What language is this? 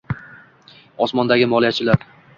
Uzbek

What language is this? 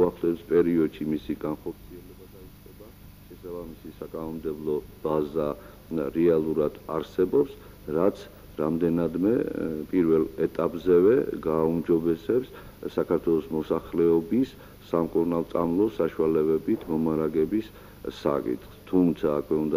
Dutch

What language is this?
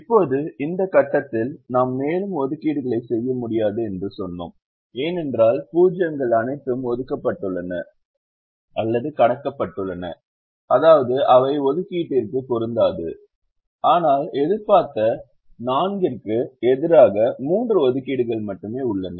Tamil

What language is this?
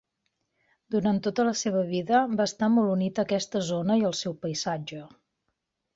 Catalan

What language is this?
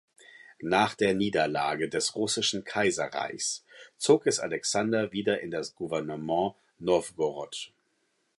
German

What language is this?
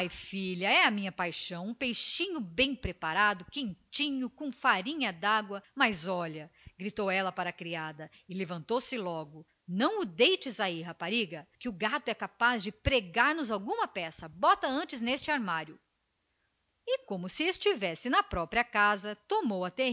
Portuguese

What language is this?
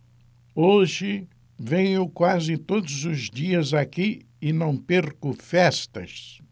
Portuguese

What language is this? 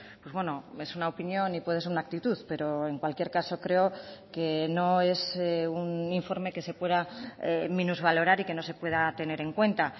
Spanish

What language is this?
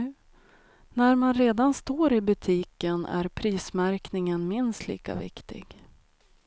Swedish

